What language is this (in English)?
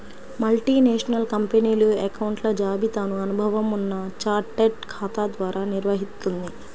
Telugu